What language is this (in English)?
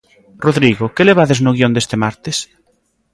Galician